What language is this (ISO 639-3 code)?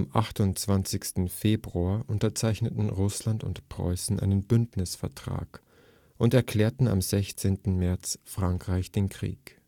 deu